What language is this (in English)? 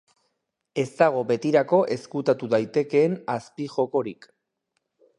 Basque